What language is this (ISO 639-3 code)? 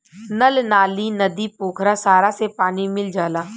bho